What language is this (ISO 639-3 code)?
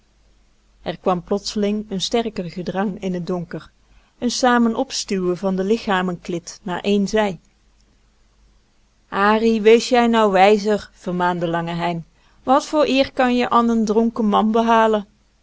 nld